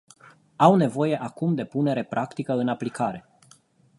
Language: Romanian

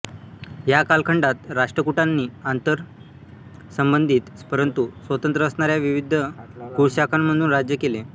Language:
Marathi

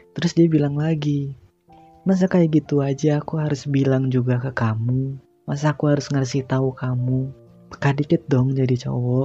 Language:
Indonesian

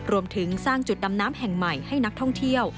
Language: Thai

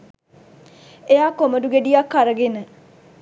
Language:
Sinhala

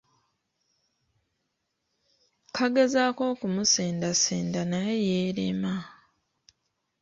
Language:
Ganda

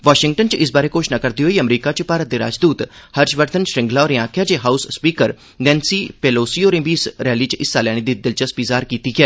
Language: Dogri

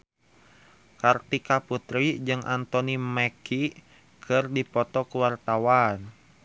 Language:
Sundanese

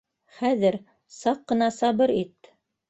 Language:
Bashkir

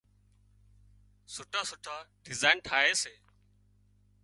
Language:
Wadiyara Koli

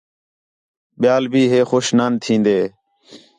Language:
Khetrani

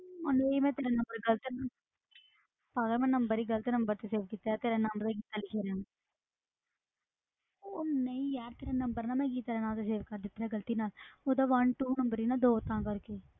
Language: Punjabi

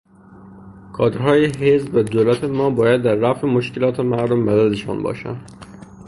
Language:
Persian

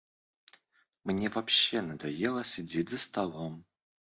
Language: Russian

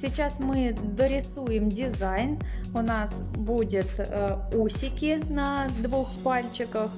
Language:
Russian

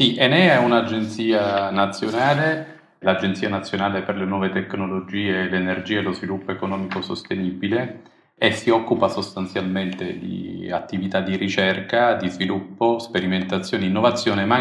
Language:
Italian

